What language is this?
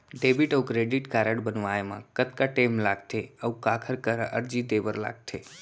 Chhattisgarhi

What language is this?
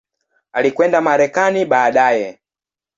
Swahili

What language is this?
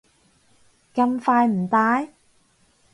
Cantonese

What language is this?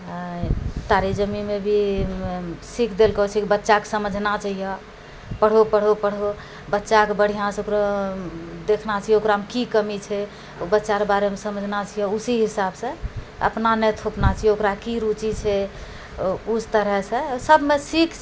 Maithili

